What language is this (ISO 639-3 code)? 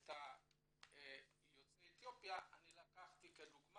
heb